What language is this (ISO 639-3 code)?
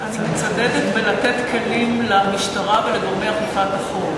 heb